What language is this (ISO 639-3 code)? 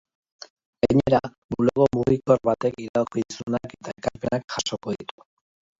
eus